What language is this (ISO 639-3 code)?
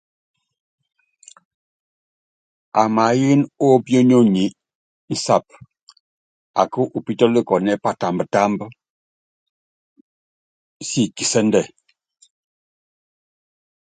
yav